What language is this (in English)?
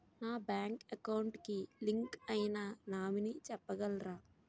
Telugu